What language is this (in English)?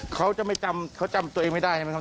Thai